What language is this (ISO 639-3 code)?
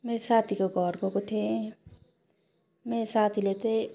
nep